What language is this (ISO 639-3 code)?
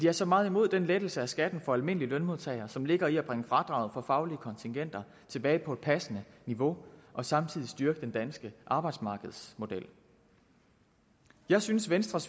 dan